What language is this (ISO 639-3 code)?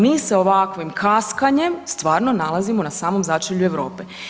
hrv